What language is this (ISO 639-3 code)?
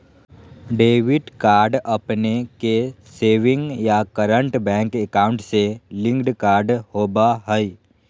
mag